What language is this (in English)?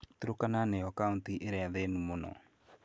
Kikuyu